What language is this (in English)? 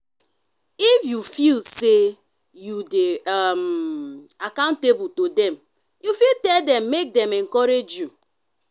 Nigerian Pidgin